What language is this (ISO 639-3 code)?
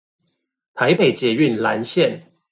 zho